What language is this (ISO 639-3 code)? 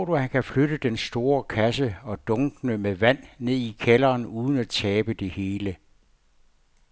dan